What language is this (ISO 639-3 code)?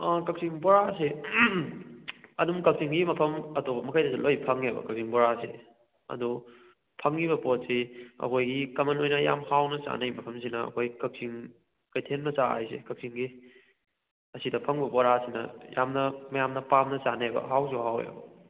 mni